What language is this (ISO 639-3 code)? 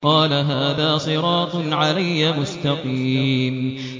ara